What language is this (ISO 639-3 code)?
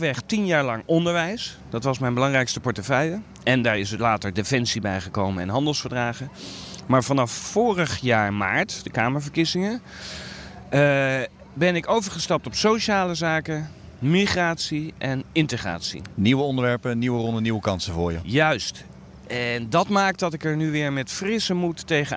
nld